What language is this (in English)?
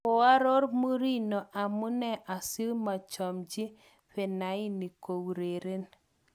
Kalenjin